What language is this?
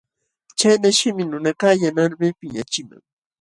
Jauja Wanca Quechua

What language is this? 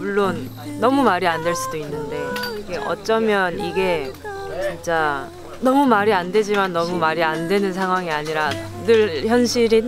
Korean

